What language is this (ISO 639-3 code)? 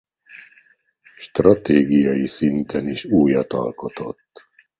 hun